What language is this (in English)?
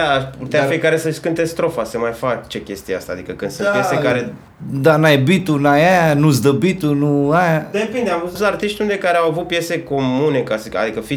Romanian